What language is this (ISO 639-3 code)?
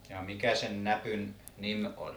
fin